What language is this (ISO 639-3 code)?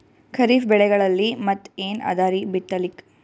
kan